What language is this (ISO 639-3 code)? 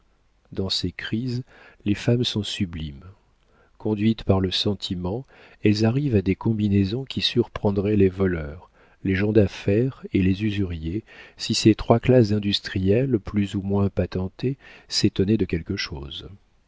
fra